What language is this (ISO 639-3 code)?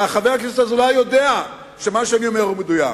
heb